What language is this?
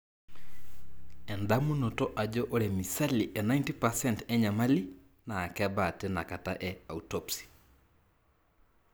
Masai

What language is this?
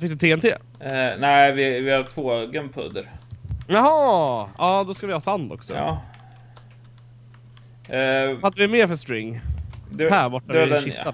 Swedish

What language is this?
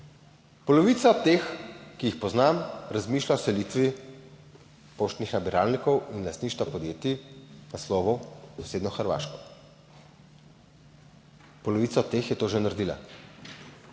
Slovenian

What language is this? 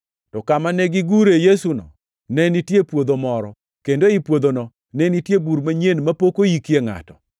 Luo (Kenya and Tanzania)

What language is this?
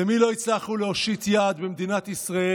Hebrew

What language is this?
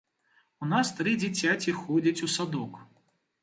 Belarusian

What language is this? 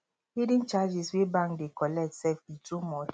Nigerian Pidgin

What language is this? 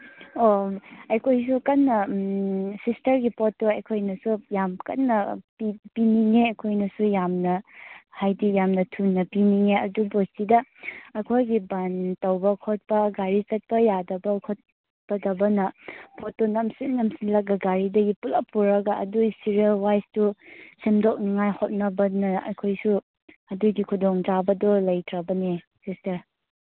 Manipuri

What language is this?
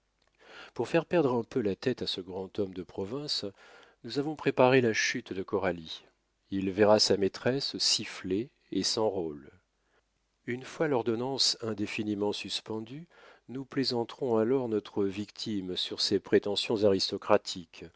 French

